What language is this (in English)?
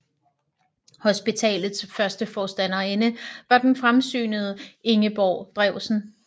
Danish